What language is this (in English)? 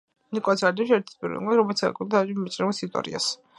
Georgian